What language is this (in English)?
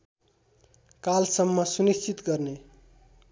Nepali